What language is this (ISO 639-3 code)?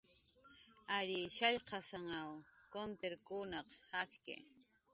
jqr